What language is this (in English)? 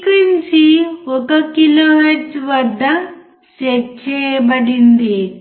Telugu